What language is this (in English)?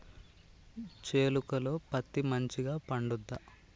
Telugu